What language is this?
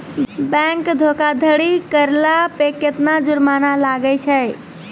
Maithili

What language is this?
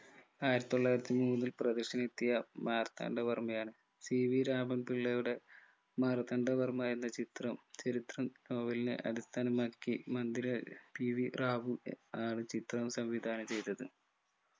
Malayalam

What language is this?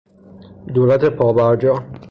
Persian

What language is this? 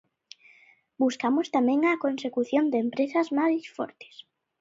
Galician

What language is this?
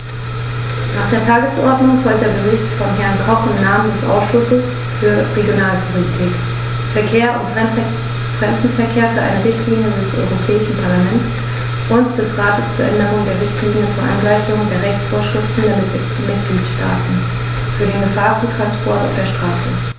German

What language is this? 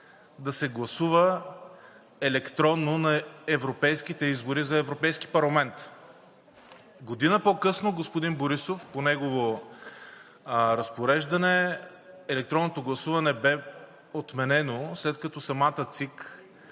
Bulgarian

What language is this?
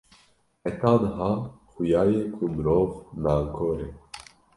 Kurdish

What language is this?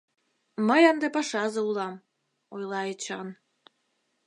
Mari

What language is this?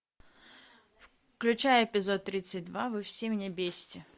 Russian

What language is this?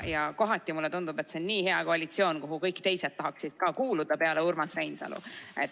Estonian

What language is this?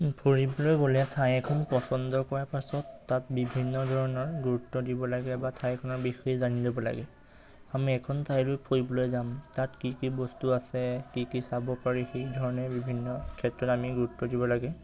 Assamese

